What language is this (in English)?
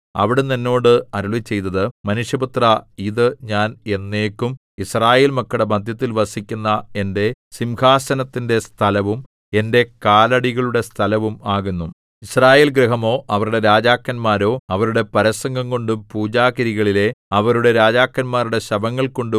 Malayalam